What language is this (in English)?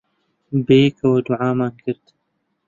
Central Kurdish